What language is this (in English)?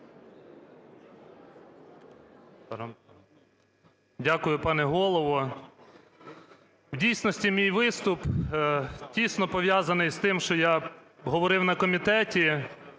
Ukrainian